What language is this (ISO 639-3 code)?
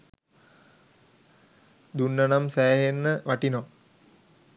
sin